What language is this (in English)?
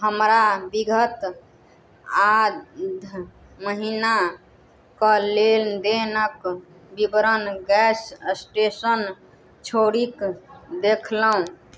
Maithili